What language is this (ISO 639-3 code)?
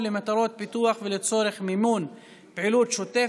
heb